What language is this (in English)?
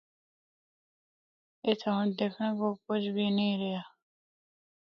Northern Hindko